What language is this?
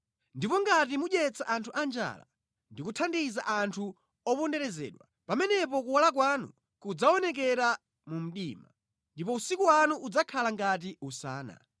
Nyanja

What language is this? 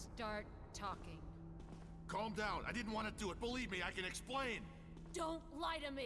German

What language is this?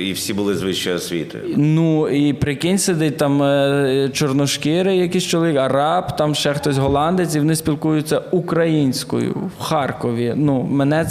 Ukrainian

